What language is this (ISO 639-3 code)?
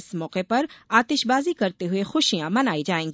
hin